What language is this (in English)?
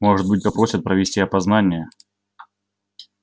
Russian